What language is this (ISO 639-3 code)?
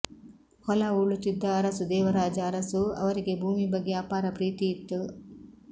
kan